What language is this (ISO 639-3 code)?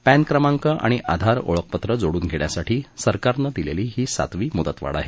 mar